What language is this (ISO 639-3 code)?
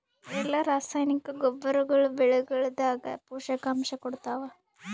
kan